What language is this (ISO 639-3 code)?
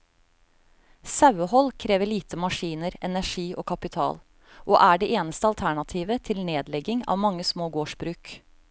nor